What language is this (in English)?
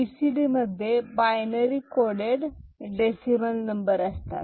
Marathi